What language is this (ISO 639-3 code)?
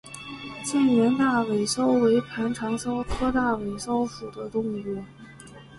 zho